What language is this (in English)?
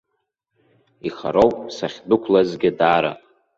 Abkhazian